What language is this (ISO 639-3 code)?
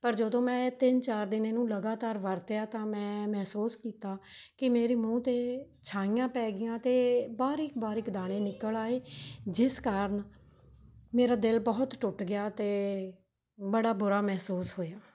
pan